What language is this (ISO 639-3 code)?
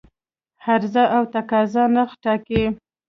pus